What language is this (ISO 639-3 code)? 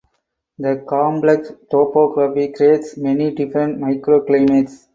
eng